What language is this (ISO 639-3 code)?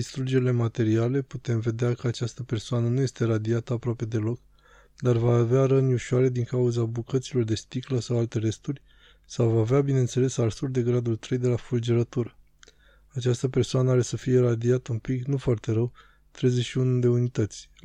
ron